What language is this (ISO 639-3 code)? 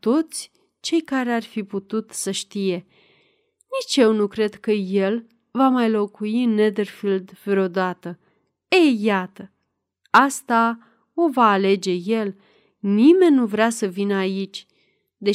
ron